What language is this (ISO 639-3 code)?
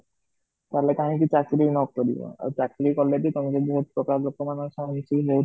ori